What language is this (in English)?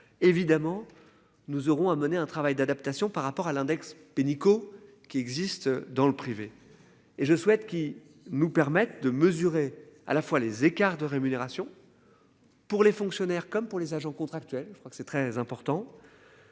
French